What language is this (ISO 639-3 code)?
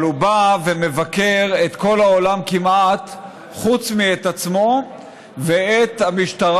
heb